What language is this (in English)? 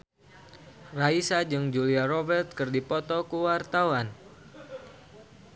Sundanese